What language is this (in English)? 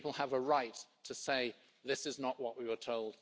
English